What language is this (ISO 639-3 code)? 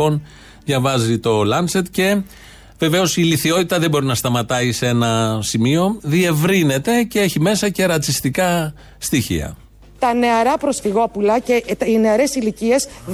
ell